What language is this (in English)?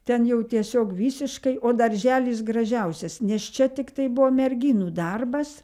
Lithuanian